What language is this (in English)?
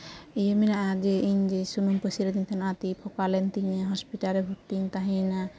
Santali